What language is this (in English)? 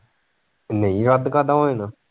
Punjabi